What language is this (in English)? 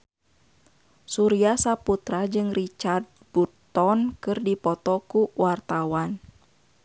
Sundanese